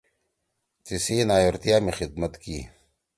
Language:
Torwali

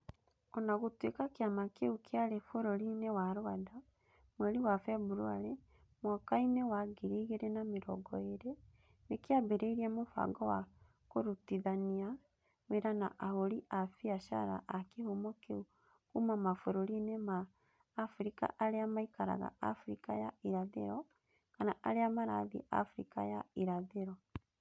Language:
Kikuyu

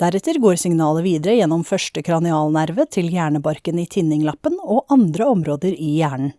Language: Norwegian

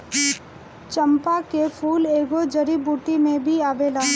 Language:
Bhojpuri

